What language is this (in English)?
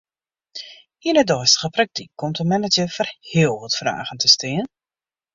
Western Frisian